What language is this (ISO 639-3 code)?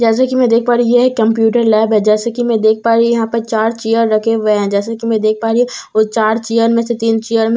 hin